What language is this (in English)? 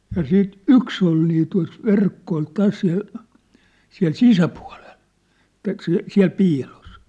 Finnish